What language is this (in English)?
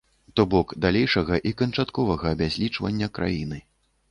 Belarusian